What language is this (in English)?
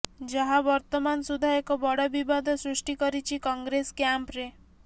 Odia